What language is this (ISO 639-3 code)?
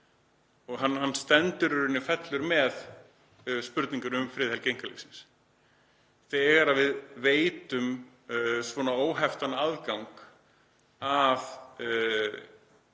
isl